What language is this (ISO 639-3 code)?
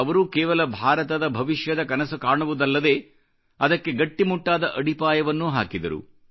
kan